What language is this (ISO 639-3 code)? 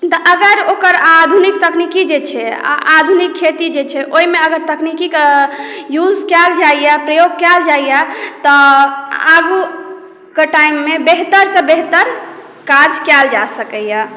mai